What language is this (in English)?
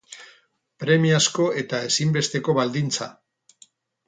Basque